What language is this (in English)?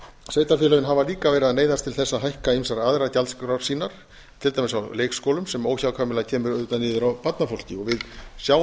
Icelandic